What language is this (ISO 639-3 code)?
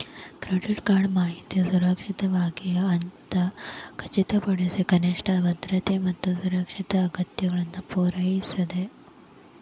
kan